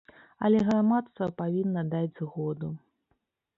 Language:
Belarusian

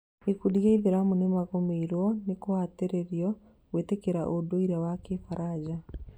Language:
Kikuyu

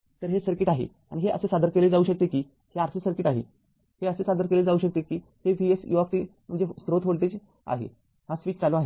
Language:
Marathi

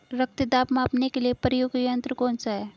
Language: Hindi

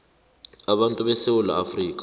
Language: South Ndebele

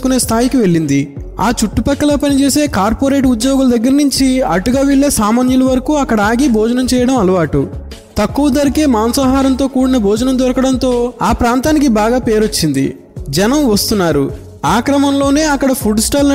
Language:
Telugu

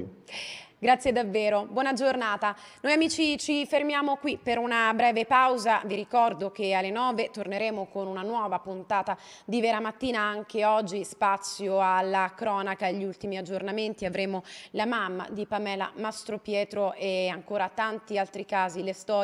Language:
Italian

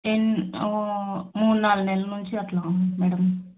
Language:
Telugu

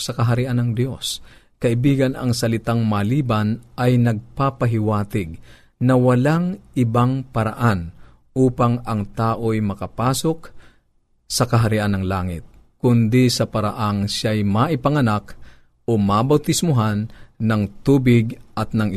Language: Filipino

